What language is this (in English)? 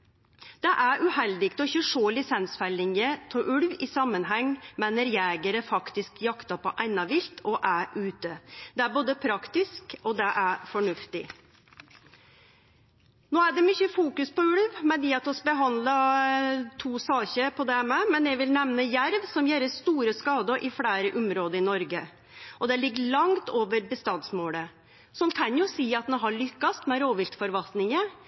Norwegian Nynorsk